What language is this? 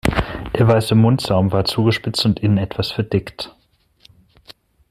German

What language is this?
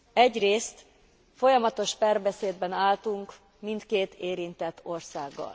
Hungarian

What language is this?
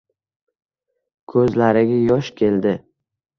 Uzbek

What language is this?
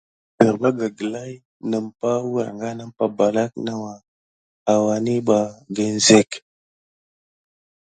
Gidar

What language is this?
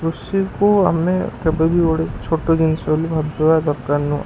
Odia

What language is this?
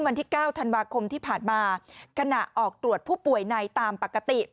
Thai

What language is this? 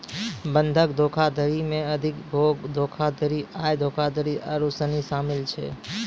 Maithili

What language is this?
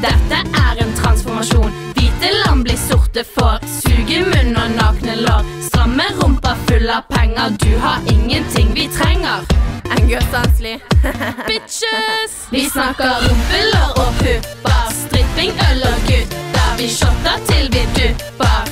Swedish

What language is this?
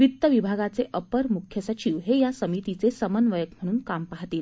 Marathi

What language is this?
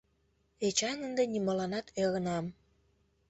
Mari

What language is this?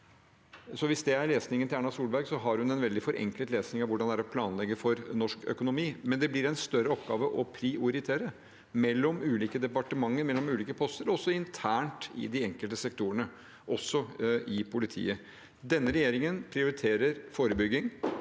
Norwegian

